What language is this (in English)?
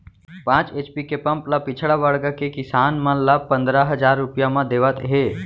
Chhattisgarhi